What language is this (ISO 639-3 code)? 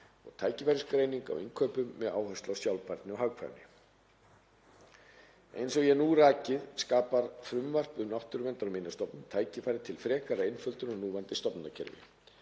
isl